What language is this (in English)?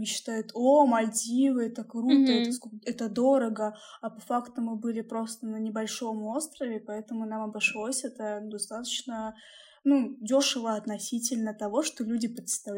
Russian